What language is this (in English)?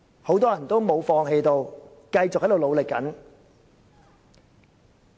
Cantonese